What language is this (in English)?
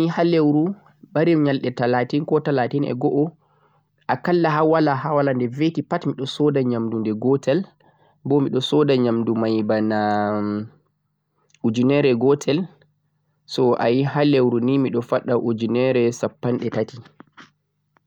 Central-Eastern Niger Fulfulde